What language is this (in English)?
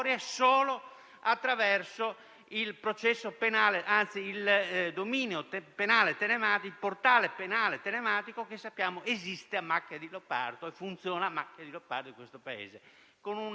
Italian